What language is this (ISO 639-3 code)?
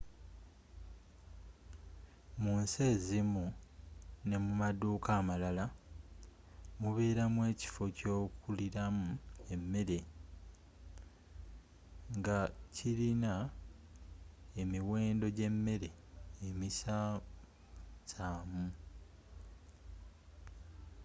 lug